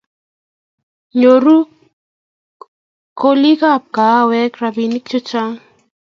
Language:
Kalenjin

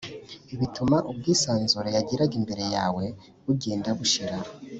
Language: Kinyarwanda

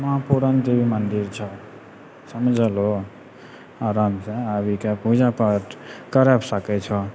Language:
Maithili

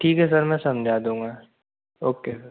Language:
Hindi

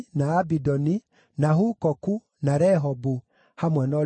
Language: Kikuyu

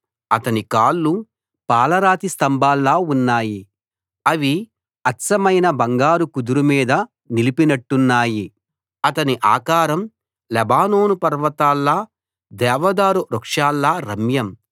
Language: Telugu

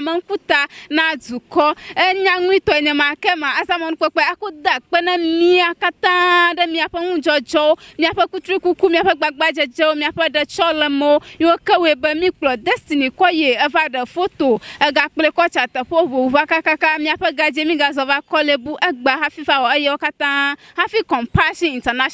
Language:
English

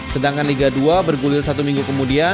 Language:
Indonesian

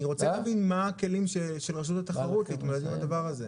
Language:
Hebrew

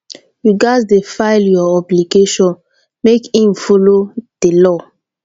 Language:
Nigerian Pidgin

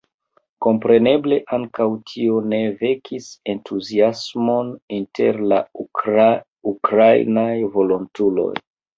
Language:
Esperanto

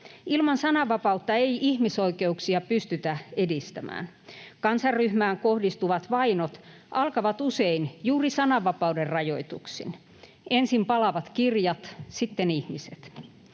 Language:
Finnish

